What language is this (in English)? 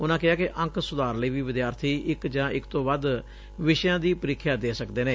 Punjabi